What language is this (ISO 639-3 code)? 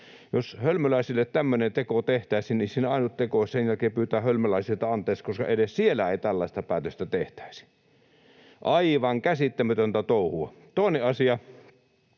fin